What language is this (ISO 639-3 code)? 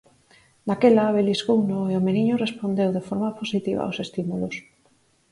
glg